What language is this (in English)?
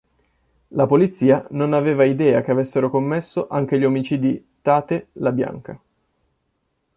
Italian